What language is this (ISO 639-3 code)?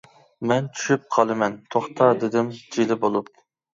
uig